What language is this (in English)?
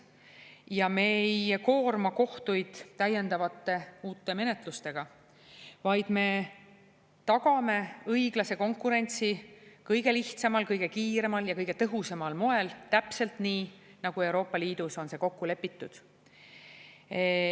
Estonian